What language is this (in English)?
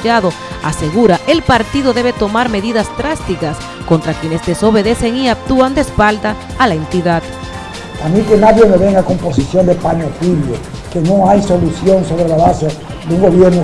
Spanish